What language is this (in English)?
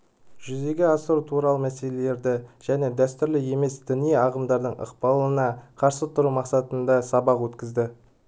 Kazakh